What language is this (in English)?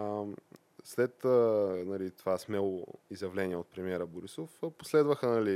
Bulgarian